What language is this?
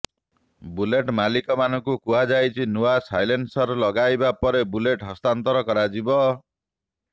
Odia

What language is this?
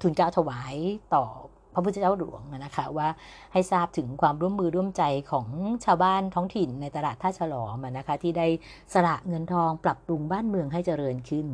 Thai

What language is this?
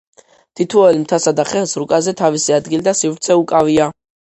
Georgian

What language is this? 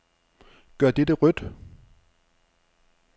Danish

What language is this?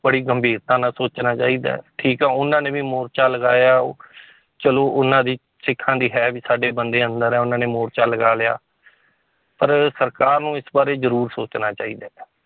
Punjabi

